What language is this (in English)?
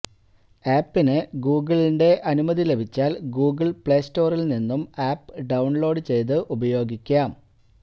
Malayalam